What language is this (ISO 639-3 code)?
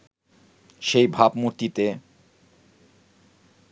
ben